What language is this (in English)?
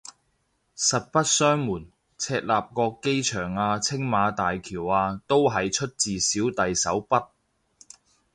Cantonese